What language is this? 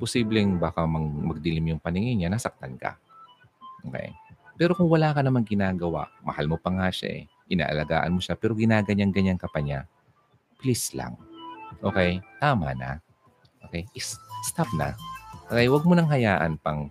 Filipino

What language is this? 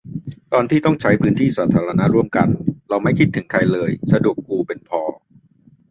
Thai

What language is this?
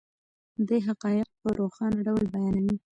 Pashto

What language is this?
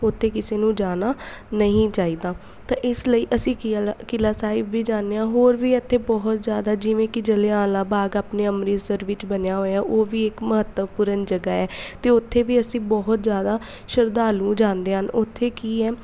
Punjabi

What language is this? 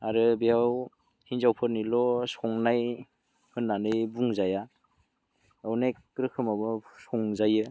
Bodo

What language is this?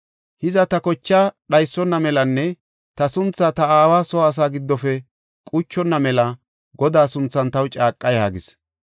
Gofa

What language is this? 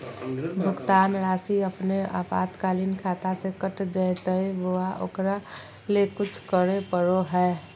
Magahi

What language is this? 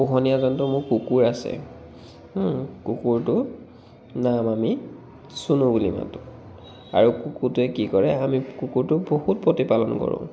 Assamese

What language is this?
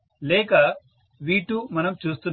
Telugu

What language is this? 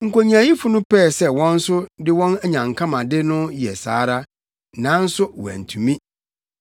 Akan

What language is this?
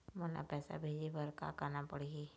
Chhattisgarhi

